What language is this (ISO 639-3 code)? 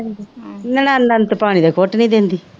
pan